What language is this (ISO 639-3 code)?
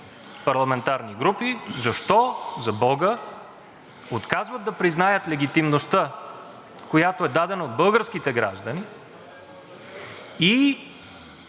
bul